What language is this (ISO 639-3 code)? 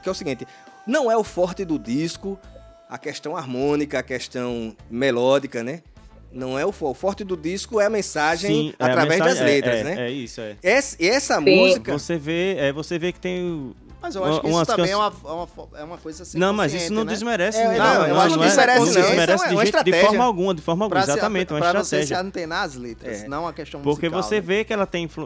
por